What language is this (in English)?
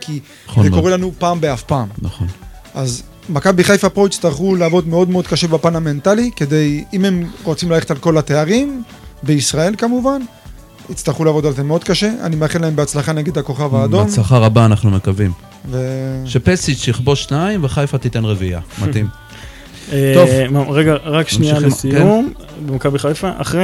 Hebrew